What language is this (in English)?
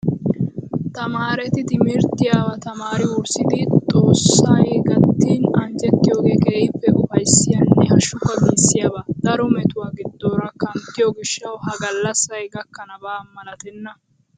Wolaytta